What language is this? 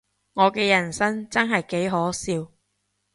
Cantonese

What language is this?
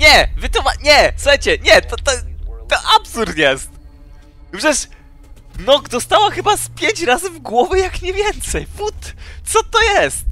Polish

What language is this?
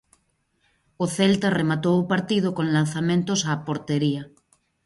Galician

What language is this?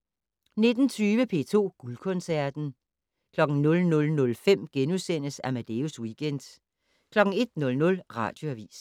Danish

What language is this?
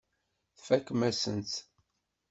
Kabyle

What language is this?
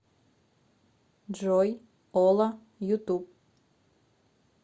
Russian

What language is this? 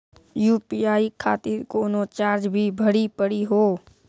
Maithili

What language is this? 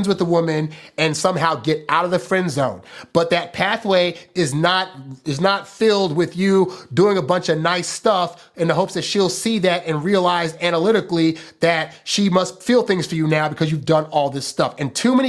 English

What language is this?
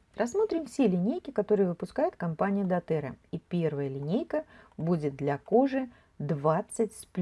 Russian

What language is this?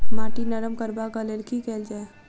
Maithili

